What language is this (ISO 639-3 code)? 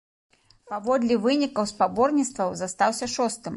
bel